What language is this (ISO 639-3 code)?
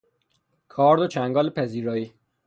fas